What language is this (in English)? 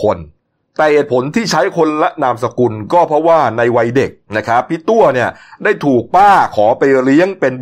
Thai